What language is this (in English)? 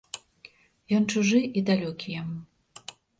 Belarusian